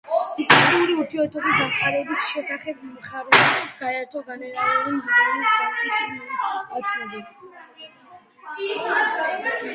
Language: Georgian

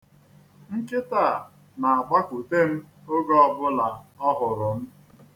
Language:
Igbo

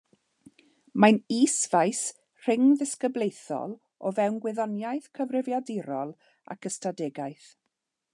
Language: Welsh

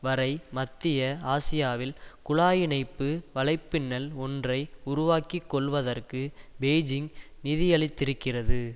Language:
Tamil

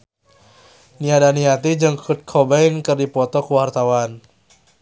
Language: Sundanese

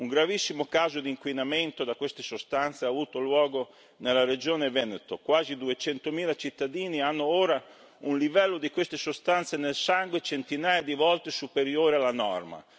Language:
Italian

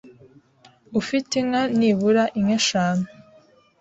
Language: Kinyarwanda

